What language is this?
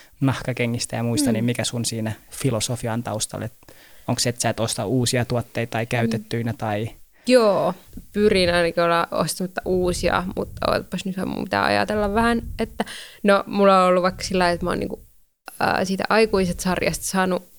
Finnish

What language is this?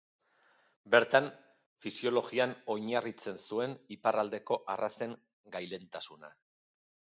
Basque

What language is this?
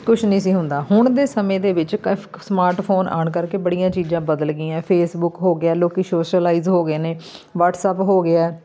Punjabi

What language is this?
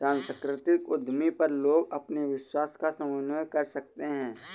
Hindi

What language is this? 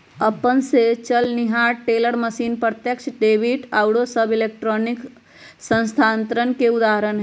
Magahi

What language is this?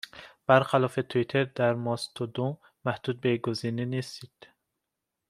Persian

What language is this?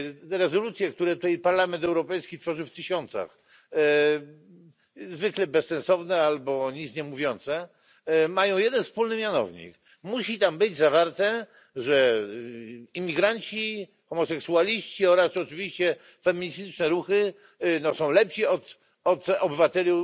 Polish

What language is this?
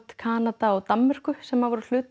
Icelandic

